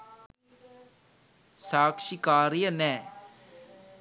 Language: Sinhala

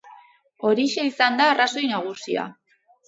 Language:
Basque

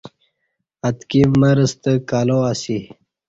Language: Kati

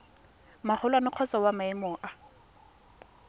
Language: Tswana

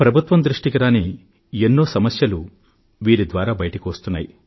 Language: Telugu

